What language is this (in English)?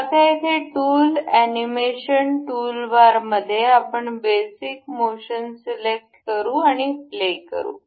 Marathi